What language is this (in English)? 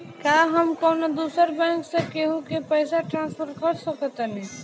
Bhojpuri